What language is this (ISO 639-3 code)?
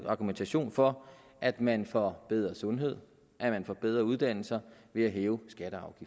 dan